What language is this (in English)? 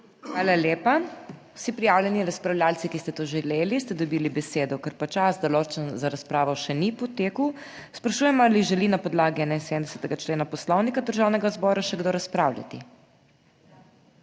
Slovenian